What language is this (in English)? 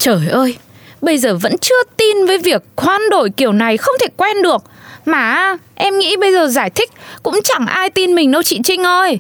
Vietnamese